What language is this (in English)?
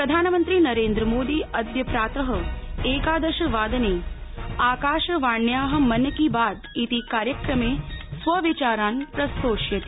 Sanskrit